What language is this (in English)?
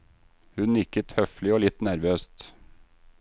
Norwegian